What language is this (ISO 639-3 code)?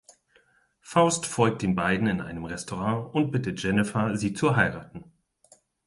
deu